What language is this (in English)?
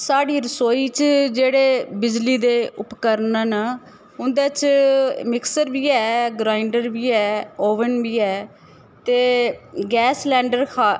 Dogri